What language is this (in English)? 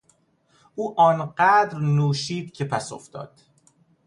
Persian